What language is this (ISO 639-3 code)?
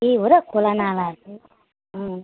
nep